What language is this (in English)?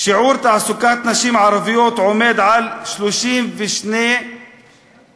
Hebrew